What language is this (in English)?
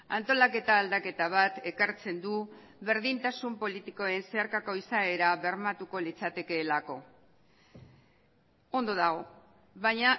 Basque